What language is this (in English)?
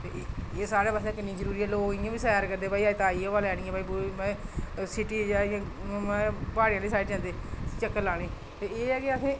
Dogri